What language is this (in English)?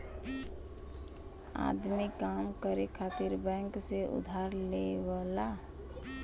Bhojpuri